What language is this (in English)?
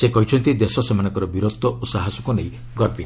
Odia